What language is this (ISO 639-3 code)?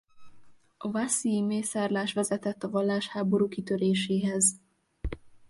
hun